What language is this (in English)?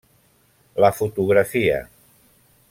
Catalan